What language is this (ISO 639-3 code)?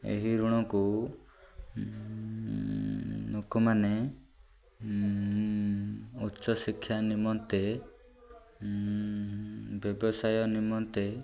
ori